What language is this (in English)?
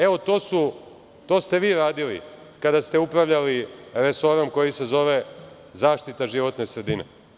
Serbian